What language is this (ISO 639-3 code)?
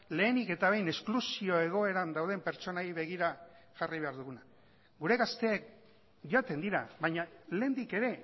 eus